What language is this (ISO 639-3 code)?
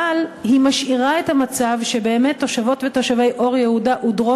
heb